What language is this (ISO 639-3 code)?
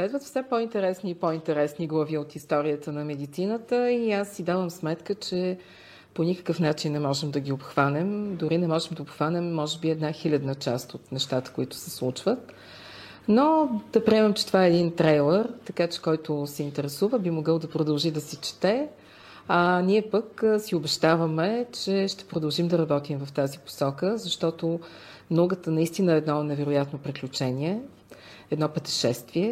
bul